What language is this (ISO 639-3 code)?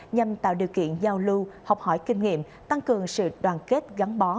vie